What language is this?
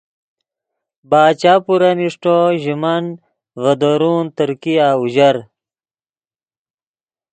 Yidgha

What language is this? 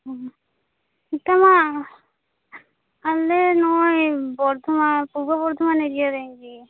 Santali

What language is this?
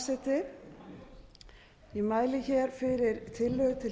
Icelandic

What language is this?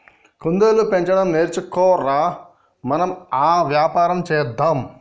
Telugu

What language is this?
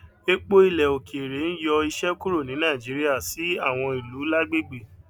Yoruba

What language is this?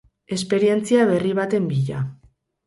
Basque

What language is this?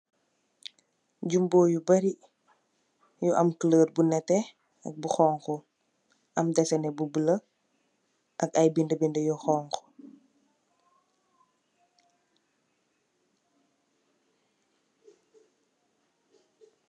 Wolof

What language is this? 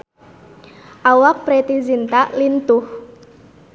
Sundanese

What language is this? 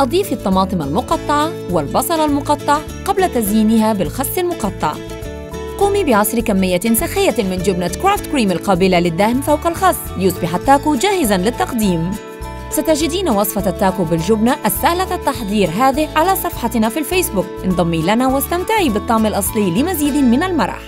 Arabic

